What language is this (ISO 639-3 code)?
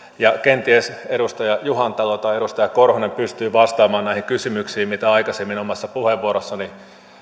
fin